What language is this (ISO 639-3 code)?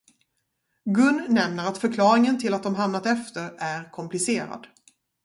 swe